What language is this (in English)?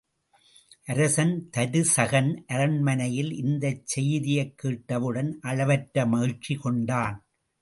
Tamil